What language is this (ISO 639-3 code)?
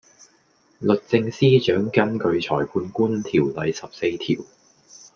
yue